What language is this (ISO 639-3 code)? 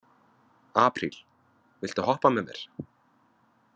isl